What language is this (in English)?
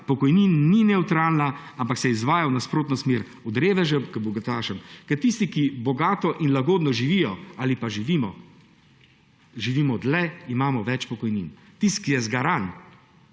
Slovenian